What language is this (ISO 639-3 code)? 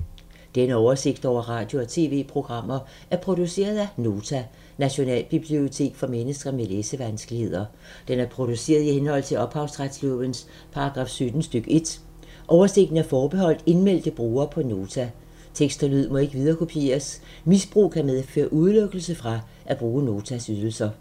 dan